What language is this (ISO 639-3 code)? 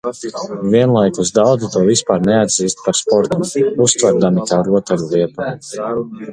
lav